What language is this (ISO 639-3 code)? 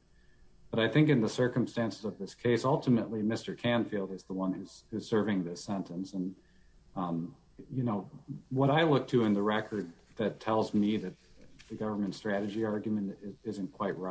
eng